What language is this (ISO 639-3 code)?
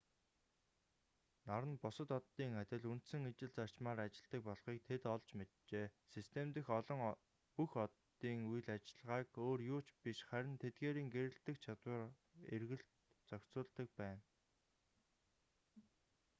mon